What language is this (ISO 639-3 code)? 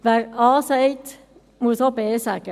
gsw